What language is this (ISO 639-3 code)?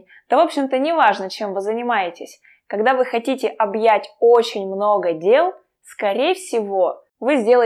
rus